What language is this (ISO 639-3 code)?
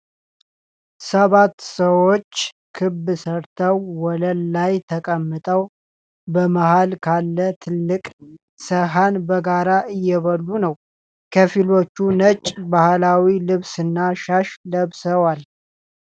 amh